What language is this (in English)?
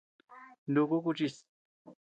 Tepeuxila Cuicatec